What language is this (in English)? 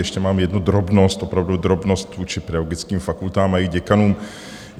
Czech